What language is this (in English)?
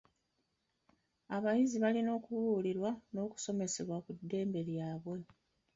Ganda